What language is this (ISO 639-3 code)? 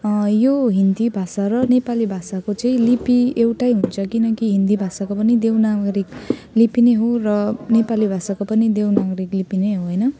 nep